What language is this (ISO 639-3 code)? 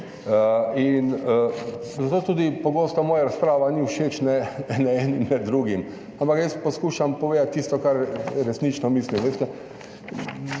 slv